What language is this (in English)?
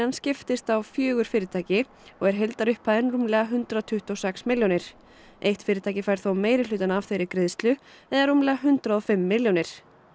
Icelandic